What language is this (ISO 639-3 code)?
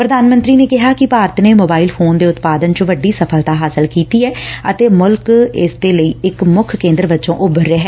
pan